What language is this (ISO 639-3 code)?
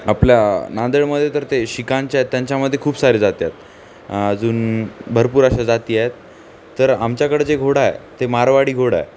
mar